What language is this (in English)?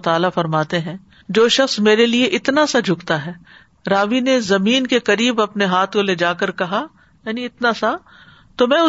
Urdu